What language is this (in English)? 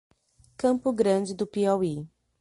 Portuguese